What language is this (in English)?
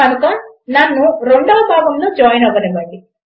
Telugu